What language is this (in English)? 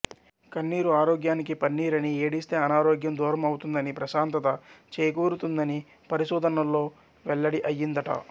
Telugu